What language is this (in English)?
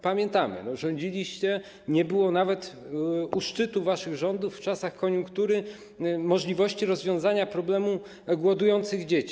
Polish